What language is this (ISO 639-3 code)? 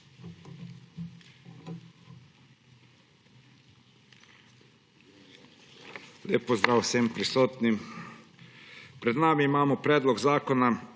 slv